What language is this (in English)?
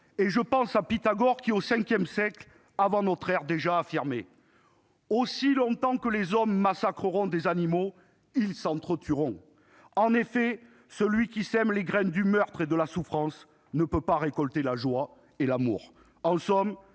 French